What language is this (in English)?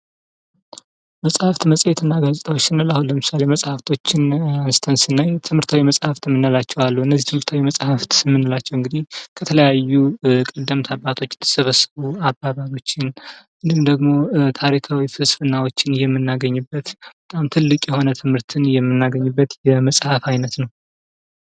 Amharic